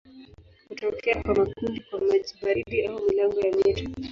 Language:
Swahili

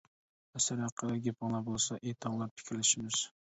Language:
Uyghur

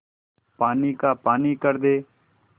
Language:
Hindi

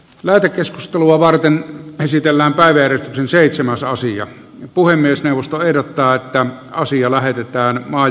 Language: Finnish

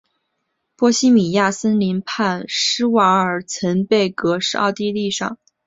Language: Chinese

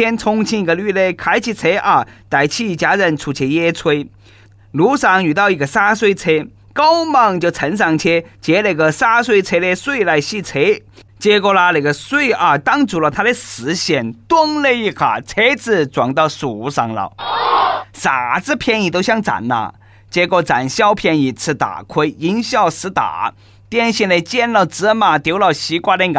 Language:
Chinese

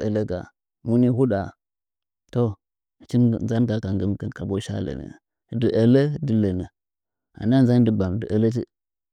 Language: Nzanyi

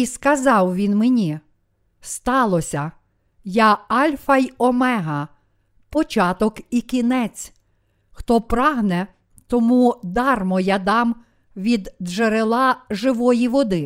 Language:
Ukrainian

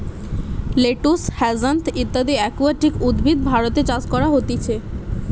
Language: Bangla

